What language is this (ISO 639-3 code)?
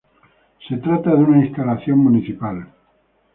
spa